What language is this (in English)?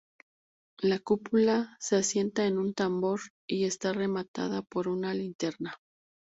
Spanish